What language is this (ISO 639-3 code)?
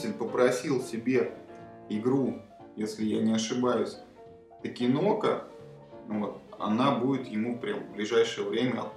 rus